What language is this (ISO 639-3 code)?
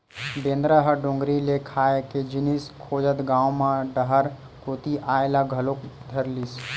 hne